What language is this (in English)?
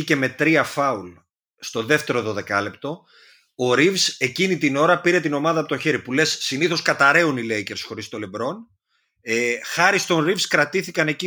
Greek